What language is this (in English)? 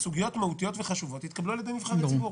Hebrew